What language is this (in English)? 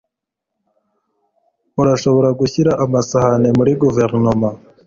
Kinyarwanda